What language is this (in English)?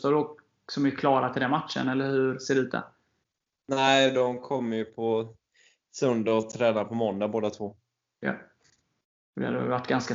Swedish